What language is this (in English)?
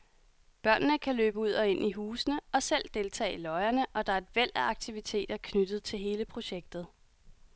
Danish